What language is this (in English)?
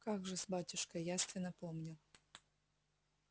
Russian